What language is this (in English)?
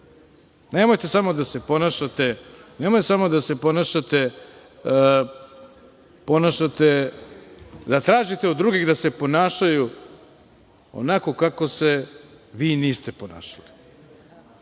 Serbian